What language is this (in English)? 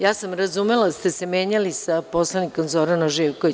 Serbian